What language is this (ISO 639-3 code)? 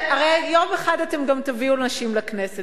heb